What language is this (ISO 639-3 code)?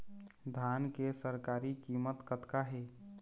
hne